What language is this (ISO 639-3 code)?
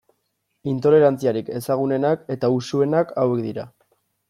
eus